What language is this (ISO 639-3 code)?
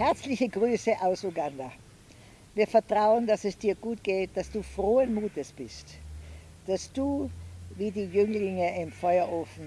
deu